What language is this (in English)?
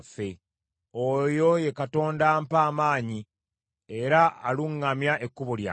Ganda